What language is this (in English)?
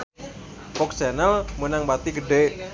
Sundanese